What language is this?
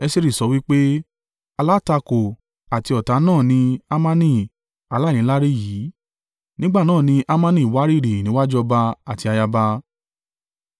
Yoruba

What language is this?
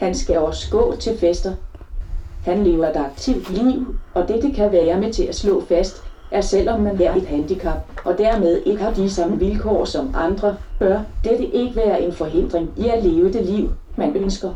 Danish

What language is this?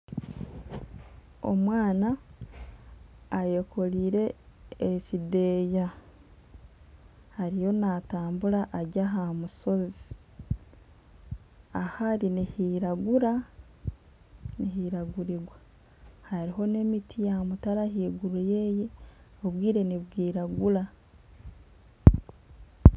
Nyankole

